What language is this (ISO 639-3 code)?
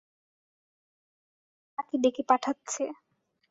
ben